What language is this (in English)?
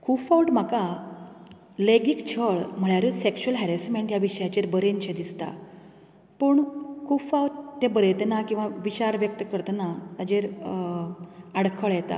Konkani